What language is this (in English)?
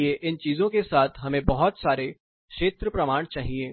Hindi